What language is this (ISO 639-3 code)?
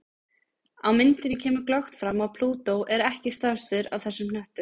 isl